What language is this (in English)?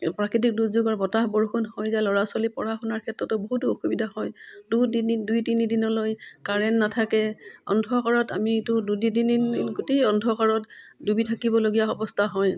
Assamese